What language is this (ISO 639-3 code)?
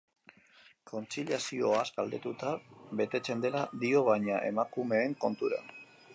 eus